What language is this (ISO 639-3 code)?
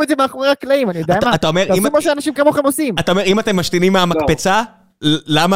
heb